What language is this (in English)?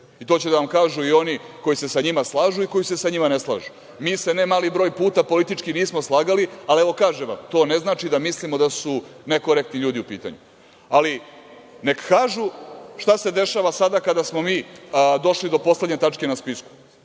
Serbian